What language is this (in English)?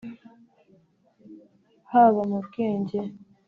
Kinyarwanda